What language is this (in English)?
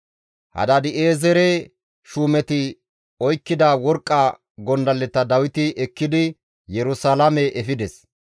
Gamo